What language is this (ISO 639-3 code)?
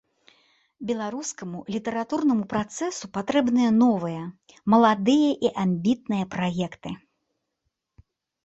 bel